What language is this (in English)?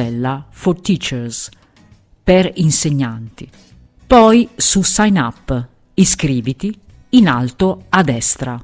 Italian